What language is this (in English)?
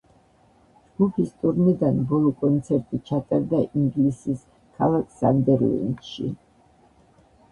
Georgian